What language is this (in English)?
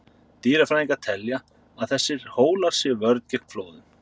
Icelandic